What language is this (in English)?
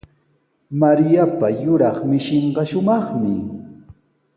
Sihuas Ancash Quechua